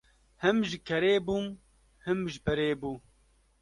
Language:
Kurdish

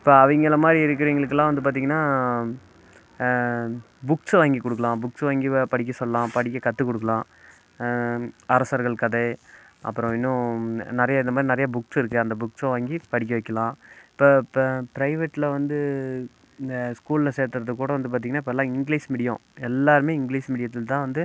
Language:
Tamil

